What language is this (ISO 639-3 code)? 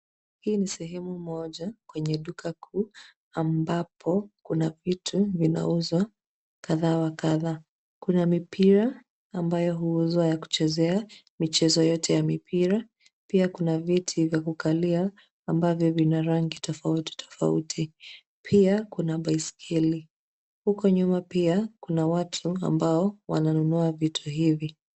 swa